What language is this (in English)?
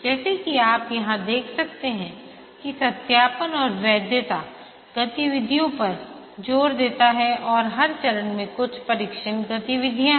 Hindi